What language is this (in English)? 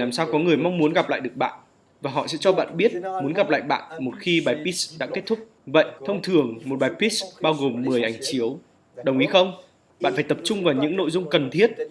Vietnamese